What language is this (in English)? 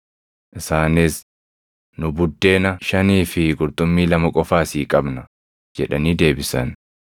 Oromo